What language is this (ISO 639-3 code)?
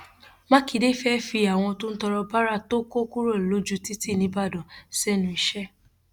yor